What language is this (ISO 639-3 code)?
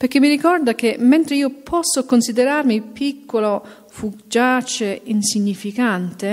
ita